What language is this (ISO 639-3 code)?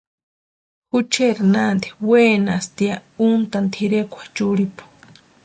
pua